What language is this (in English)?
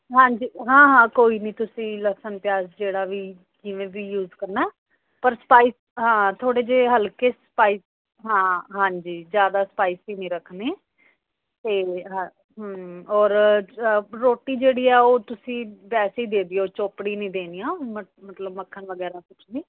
Punjabi